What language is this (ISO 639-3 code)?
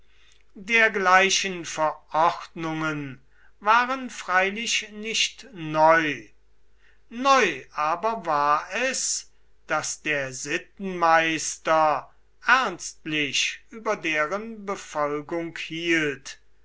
deu